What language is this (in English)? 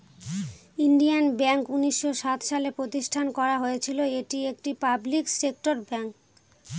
Bangla